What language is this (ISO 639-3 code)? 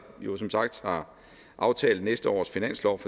dan